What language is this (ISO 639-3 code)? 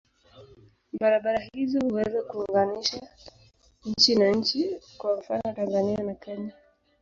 swa